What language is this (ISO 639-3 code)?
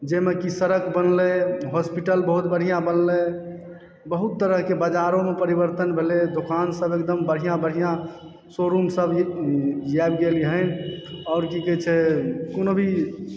mai